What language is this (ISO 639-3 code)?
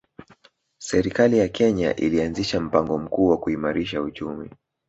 swa